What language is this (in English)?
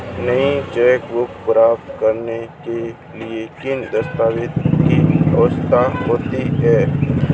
Hindi